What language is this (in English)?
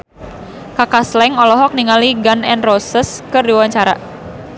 Sundanese